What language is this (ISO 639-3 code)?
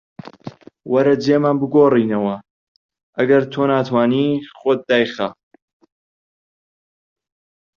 ckb